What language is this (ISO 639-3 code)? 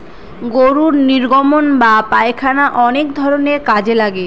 ben